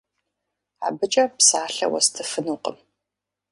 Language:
Kabardian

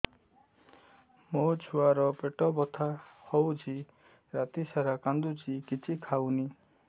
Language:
Odia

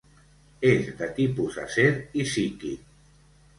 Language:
Catalan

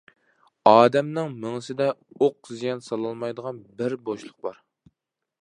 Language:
Uyghur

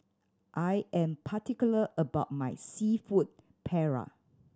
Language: English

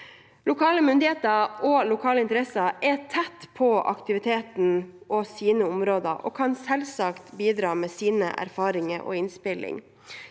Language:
Norwegian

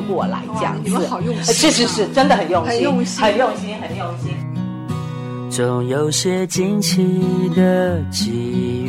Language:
Chinese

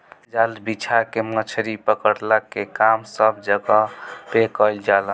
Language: Bhojpuri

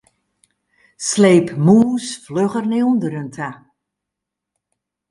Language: Western Frisian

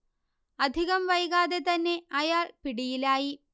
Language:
Malayalam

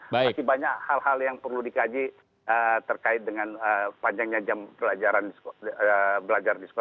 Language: Indonesian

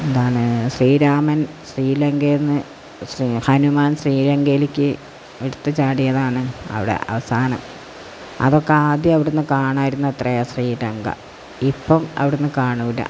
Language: Malayalam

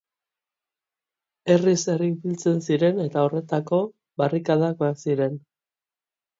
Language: Basque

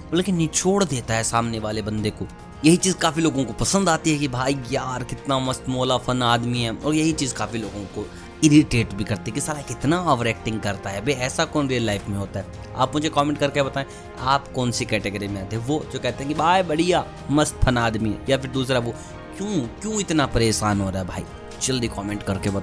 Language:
Hindi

